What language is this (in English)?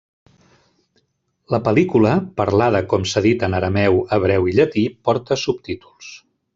Catalan